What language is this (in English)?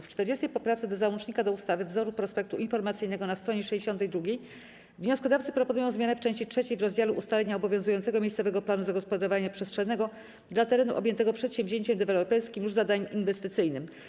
Polish